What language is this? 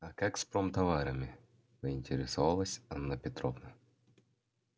Russian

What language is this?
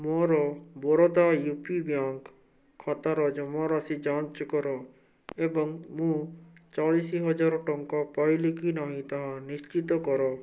Odia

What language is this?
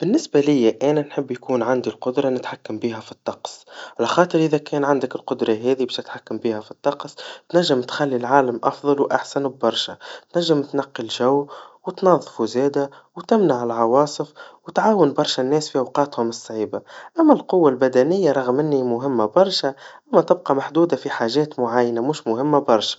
Tunisian Arabic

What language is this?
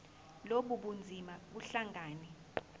Zulu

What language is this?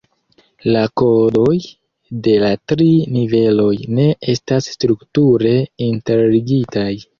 Esperanto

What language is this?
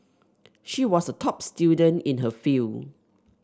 English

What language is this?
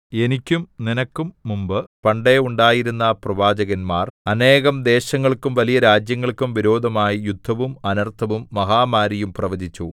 Malayalam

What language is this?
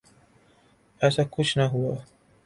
Urdu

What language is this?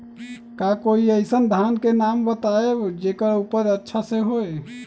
Magahi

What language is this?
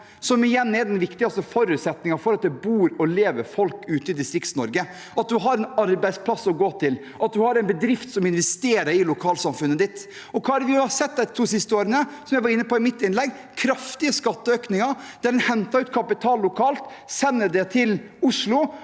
Norwegian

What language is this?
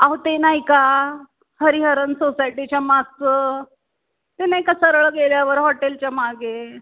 Marathi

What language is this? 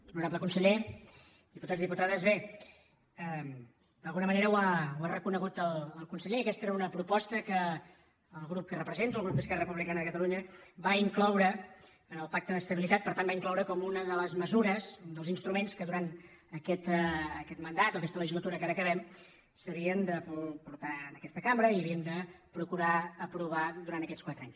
Catalan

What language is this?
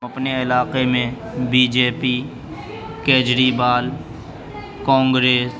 Urdu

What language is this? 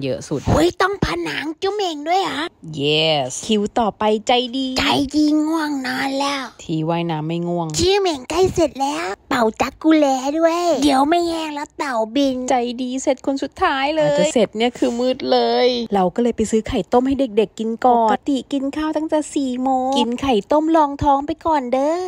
Thai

